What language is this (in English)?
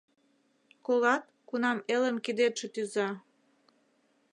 Mari